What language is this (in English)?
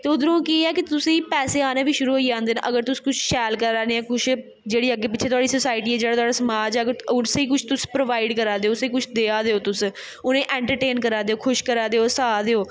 Dogri